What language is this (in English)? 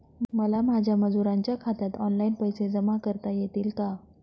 Marathi